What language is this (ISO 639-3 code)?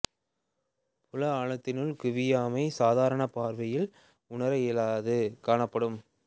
tam